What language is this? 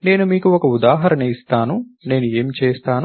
Telugu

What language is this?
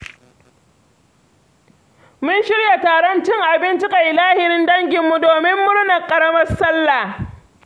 Hausa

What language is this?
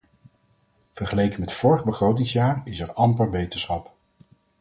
Dutch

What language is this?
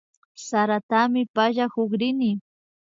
Imbabura Highland Quichua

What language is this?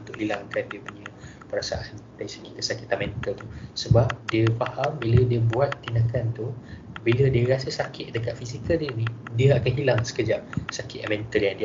Malay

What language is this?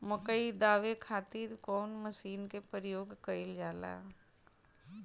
Bhojpuri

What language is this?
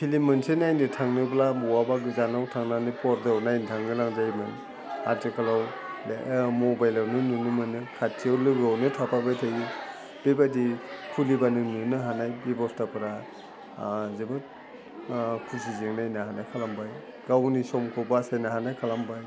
Bodo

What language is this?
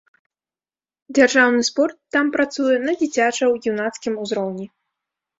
Belarusian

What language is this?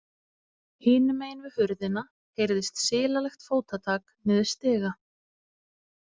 Icelandic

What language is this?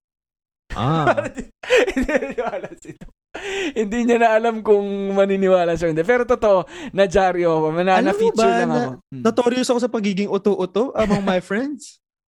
Filipino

